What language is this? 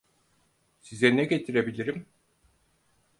Turkish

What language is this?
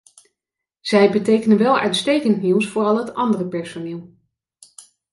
Dutch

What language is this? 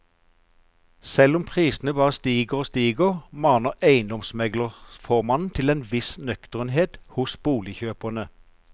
Norwegian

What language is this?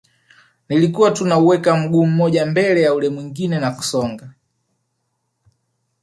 Swahili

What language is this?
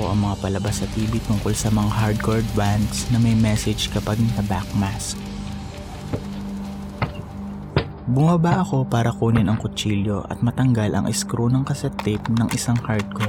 Filipino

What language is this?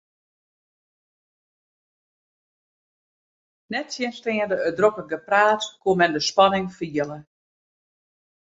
Western Frisian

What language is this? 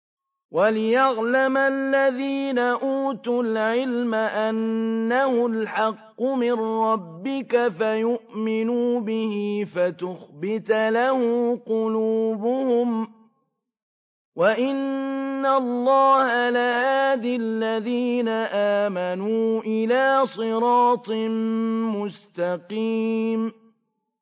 Arabic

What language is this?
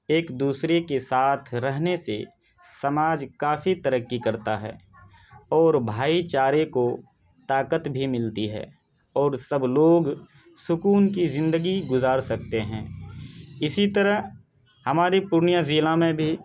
Urdu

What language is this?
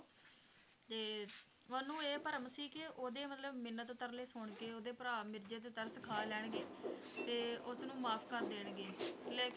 Punjabi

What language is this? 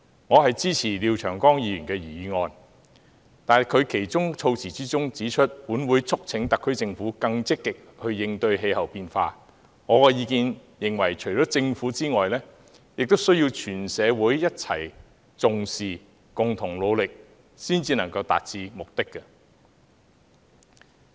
Cantonese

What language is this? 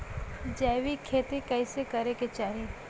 Bhojpuri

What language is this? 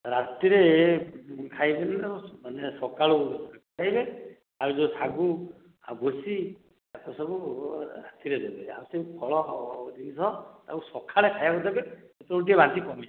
Odia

